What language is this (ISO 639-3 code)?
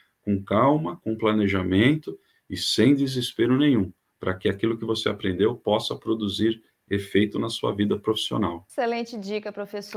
por